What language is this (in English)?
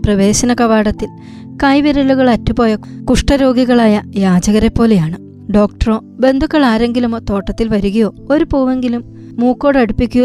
Malayalam